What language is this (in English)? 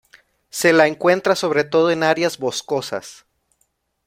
Spanish